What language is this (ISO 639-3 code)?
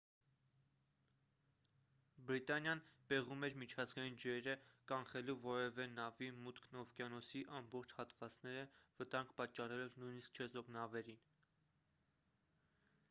hye